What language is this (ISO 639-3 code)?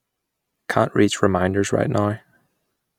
eng